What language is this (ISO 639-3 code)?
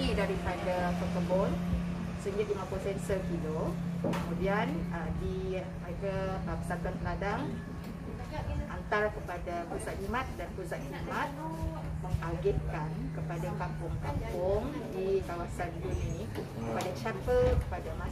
msa